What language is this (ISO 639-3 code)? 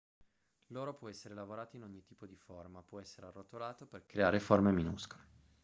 ita